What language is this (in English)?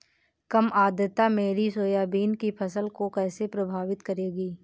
Hindi